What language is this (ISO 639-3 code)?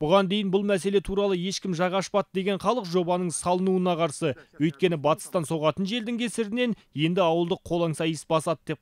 tur